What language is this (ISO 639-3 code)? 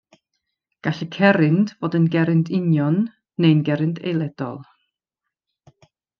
cym